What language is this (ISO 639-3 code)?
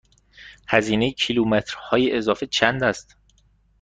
fas